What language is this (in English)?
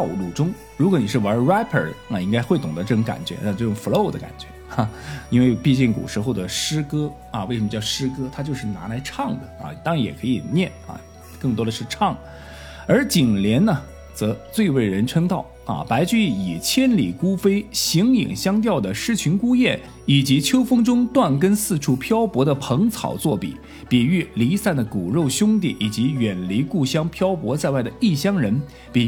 Chinese